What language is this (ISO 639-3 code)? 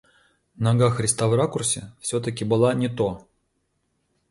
rus